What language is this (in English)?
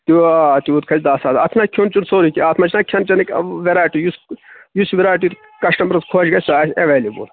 Kashmiri